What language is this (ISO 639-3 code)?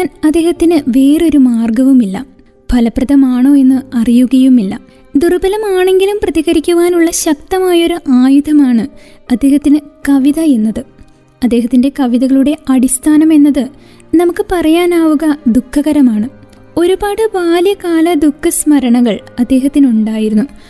mal